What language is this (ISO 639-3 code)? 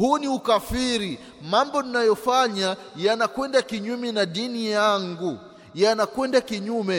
swa